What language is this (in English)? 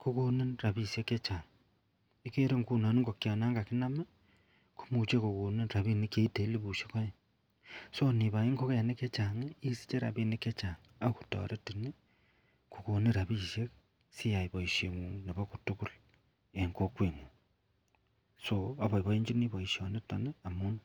Kalenjin